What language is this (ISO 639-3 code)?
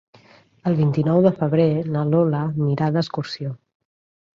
cat